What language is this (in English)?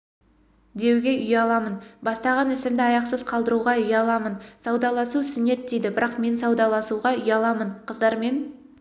Kazakh